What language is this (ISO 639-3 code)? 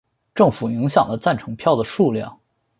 zho